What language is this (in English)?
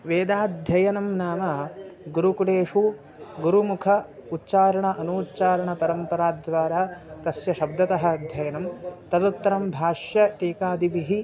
Sanskrit